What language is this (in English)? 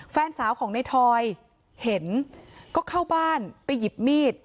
Thai